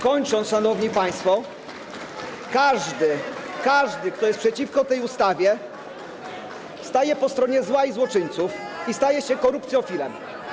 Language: Polish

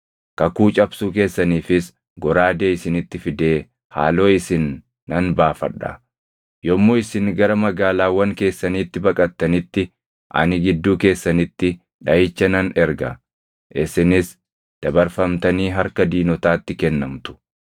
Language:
Oromo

